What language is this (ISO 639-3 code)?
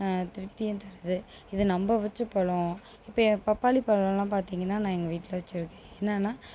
tam